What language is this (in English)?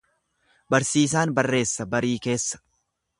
Oromo